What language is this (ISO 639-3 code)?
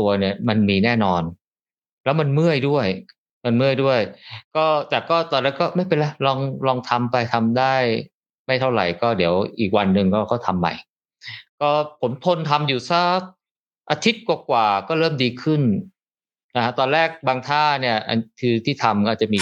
tha